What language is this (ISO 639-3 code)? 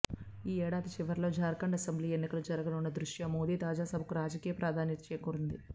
tel